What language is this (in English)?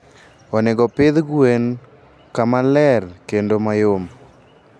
Luo (Kenya and Tanzania)